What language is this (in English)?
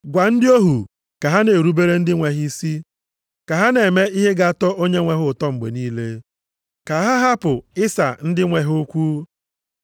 Igbo